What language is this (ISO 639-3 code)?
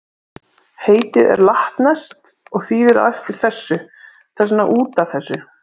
isl